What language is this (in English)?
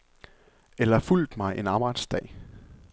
Danish